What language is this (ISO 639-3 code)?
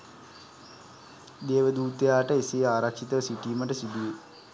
sin